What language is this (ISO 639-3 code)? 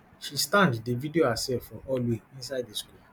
pcm